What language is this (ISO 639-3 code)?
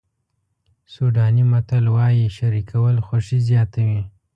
pus